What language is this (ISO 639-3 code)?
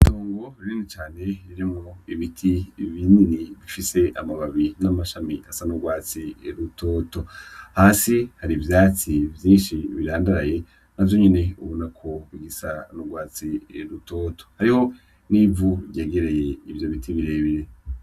run